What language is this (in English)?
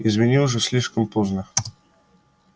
Russian